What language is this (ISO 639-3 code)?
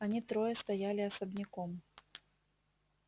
rus